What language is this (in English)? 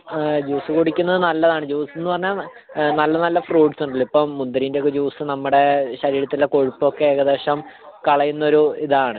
Malayalam